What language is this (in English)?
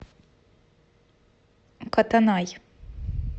Russian